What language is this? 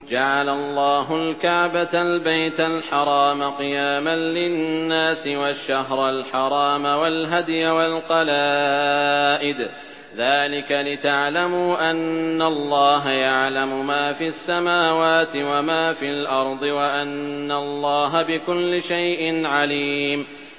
Arabic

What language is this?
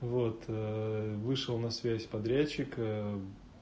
Russian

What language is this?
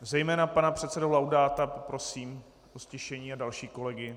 Czech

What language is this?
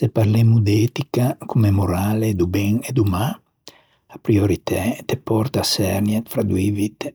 Ligurian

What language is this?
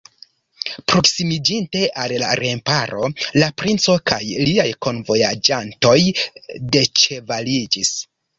Esperanto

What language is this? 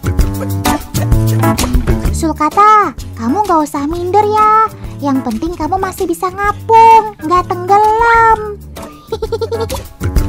Indonesian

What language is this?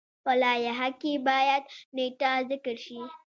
Pashto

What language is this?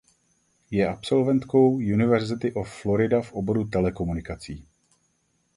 Czech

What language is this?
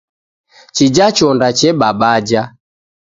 Taita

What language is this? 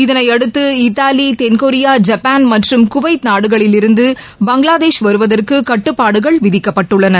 Tamil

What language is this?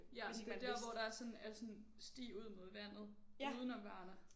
Danish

